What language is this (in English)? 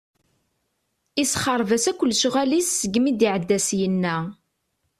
Kabyle